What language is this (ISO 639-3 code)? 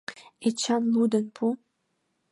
chm